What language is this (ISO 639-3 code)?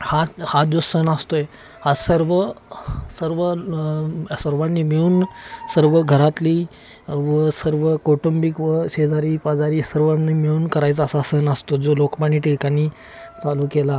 mar